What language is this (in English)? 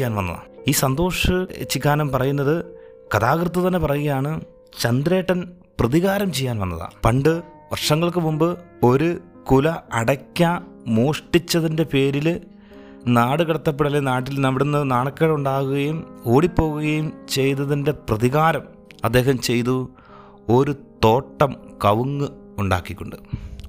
Malayalam